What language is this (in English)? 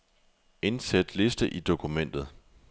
Danish